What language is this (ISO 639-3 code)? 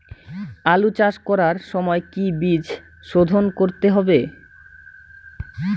ben